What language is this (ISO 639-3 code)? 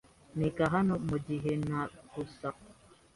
kin